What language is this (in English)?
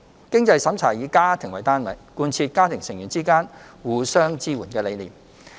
Cantonese